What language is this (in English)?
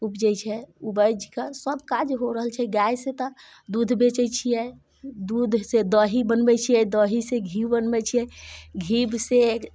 Maithili